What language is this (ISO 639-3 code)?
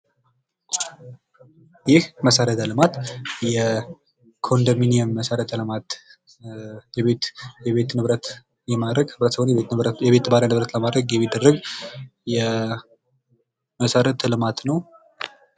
amh